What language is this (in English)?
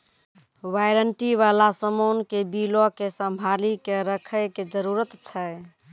Maithili